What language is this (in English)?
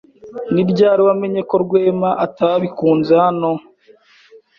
Kinyarwanda